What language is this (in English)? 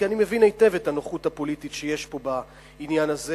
Hebrew